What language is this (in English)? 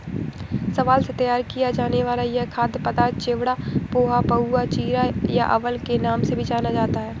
Hindi